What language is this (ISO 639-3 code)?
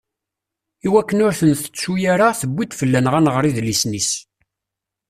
kab